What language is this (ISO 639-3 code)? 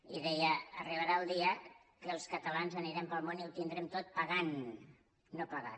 cat